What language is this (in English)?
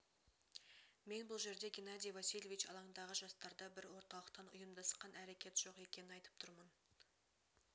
Kazakh